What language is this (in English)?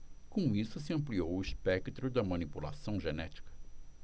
Portuguese